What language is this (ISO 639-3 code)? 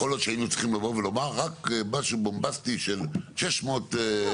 heb